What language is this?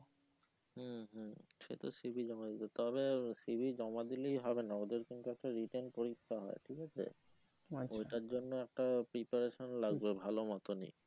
Bangla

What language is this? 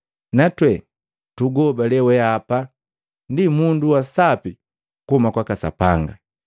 Matengo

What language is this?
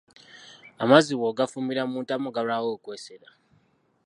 Ganda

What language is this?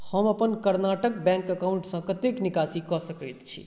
Maithili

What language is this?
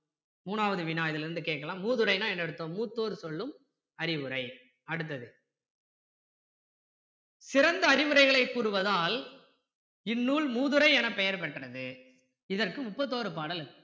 Tamil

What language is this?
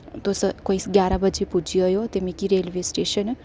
Dogri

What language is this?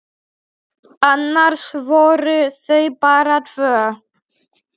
Icelandic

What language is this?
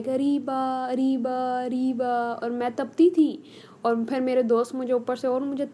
Urdu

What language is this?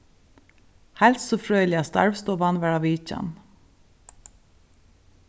Faroese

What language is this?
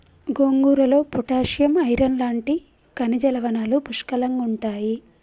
Telugu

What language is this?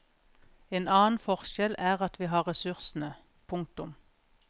Norwegian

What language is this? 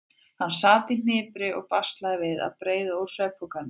Icelandic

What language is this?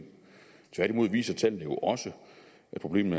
Danish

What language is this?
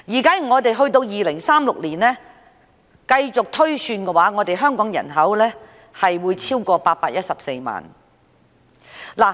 Cantonese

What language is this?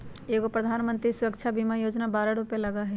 Magahi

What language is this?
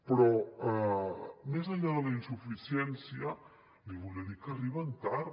Catalan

